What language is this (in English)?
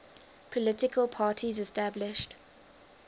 English